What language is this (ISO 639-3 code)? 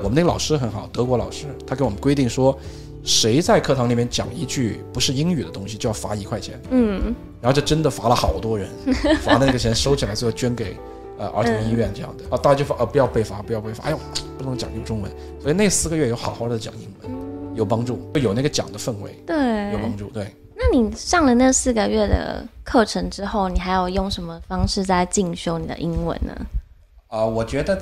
zho